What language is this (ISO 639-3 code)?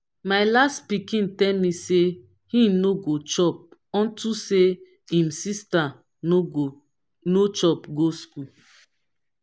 pcm